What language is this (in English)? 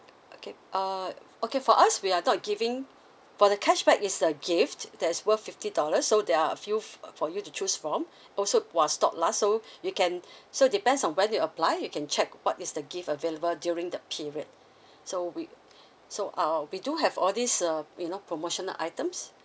English